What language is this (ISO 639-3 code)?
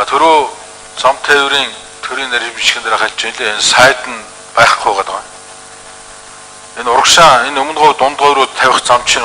ron